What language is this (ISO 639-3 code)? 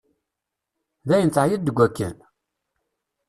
kab